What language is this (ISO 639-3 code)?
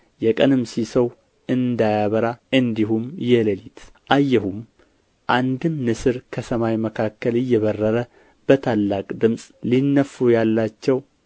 amh